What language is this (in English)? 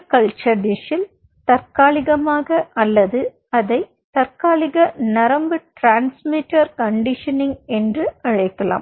Tamil